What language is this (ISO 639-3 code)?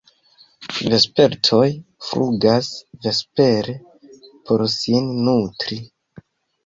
epo